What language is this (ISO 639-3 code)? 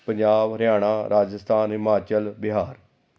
pan